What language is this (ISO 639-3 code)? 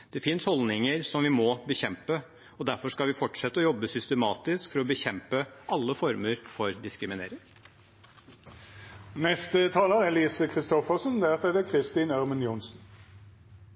nob